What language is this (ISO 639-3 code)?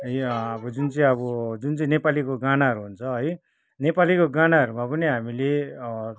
nep